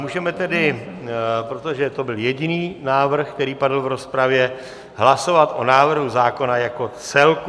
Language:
Czech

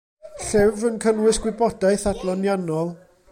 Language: Welsh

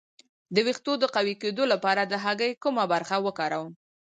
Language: Pashto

